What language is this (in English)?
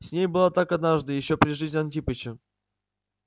Russian